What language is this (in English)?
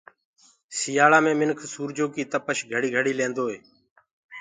Gurgula